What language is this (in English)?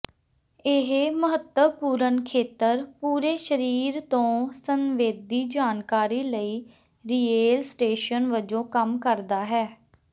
Punjabi